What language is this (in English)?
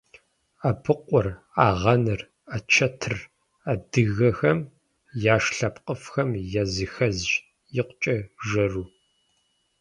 Kabardian